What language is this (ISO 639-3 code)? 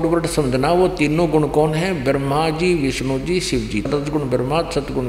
hin